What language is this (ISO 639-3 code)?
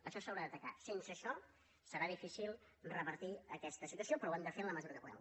cat